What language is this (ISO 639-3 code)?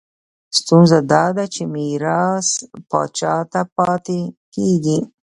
pus